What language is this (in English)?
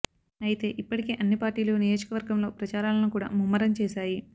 Telugu